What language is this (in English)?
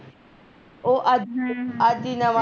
Punjabi